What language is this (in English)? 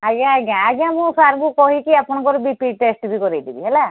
Odia